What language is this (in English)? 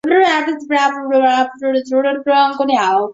Chinese